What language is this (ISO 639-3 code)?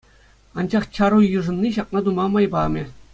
chv